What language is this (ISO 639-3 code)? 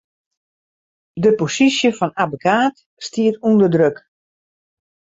fry